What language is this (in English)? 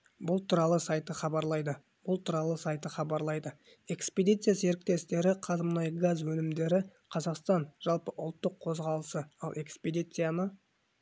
Kazakh